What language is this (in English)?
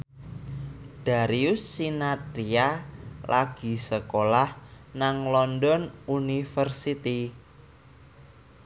Javanese